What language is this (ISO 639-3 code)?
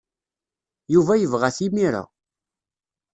kab